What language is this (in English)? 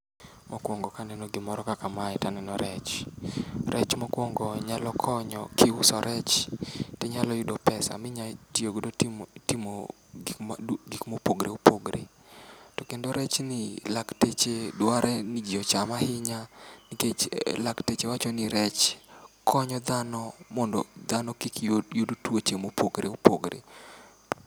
Luo (Kenya and Tanzania)